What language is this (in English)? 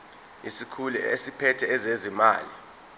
Zulu